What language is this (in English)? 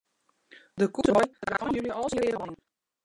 Western Frisian